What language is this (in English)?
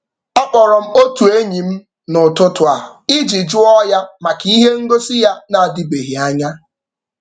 Igbo